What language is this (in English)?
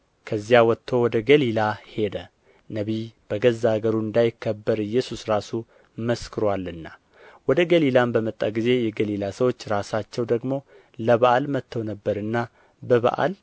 Amharic